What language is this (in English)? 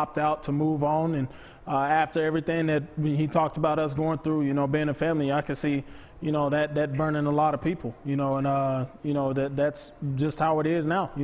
English